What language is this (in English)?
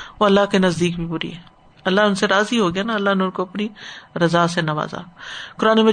Urdu